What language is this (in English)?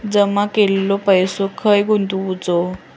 Marathi